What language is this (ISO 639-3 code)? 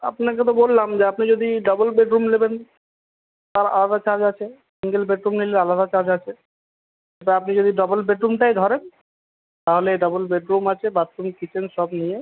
ben